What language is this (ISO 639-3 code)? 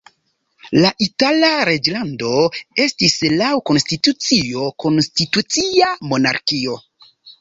epo